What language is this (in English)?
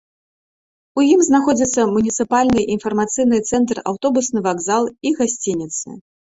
Belarusian